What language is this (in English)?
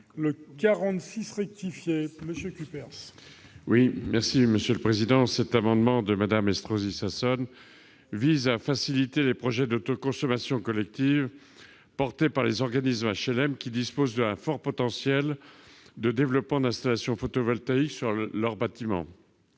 French